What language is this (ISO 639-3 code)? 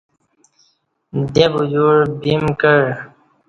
bsh